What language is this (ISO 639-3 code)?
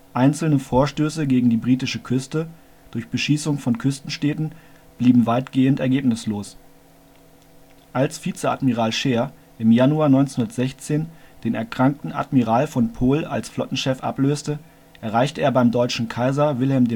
deu